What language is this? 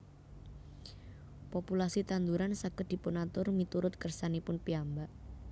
Javanese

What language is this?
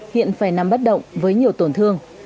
Vietnamese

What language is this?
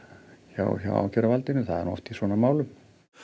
Icelandic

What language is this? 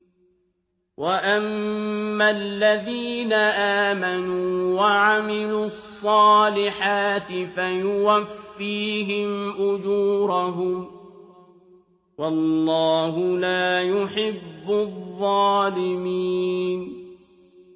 Arabic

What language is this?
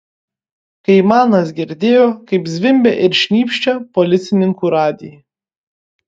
Lithuanian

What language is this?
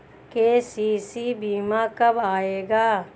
Hindi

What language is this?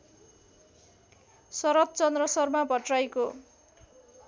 Nepali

